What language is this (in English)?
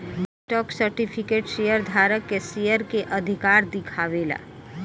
Bhojpuri